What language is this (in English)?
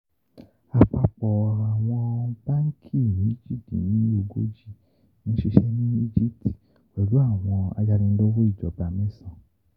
Yoruba